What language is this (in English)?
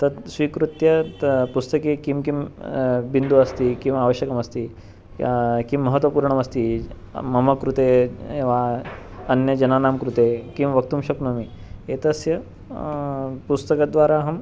Sanskrit